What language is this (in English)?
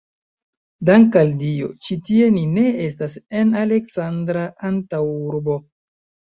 Esperanto